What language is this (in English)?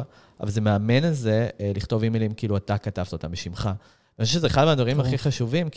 Hebrew